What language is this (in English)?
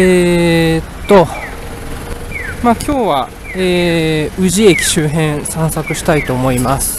Japanese